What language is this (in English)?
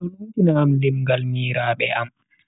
Bagirmi Fulfulde